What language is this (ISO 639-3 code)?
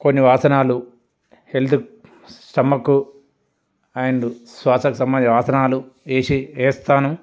tel